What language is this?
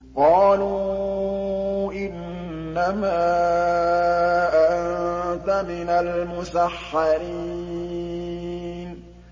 Arabic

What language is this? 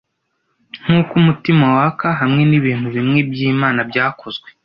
Kinyarwanda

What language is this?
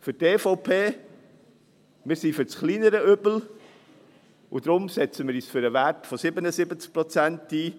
Swiss German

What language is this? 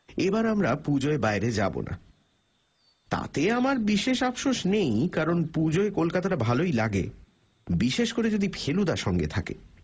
Bangla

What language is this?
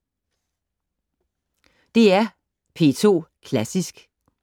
Danish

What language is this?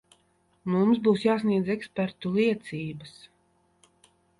Latvian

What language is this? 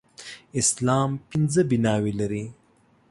Pashto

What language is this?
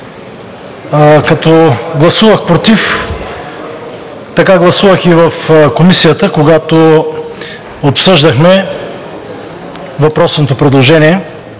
Bulgarian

